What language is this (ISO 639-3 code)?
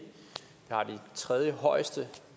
dan